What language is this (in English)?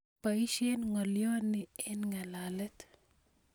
Kalenjin